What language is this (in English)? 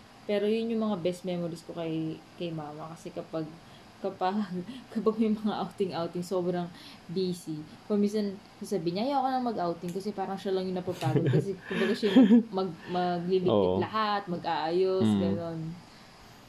Filipino